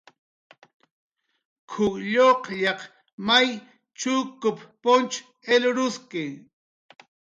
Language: Jaqaru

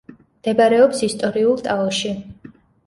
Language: Georgian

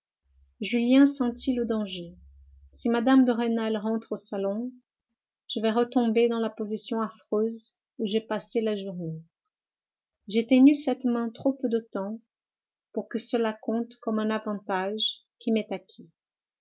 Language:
French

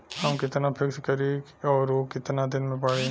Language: Bhojpuri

